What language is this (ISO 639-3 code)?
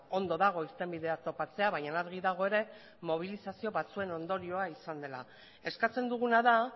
eus